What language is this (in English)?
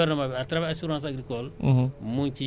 Wolof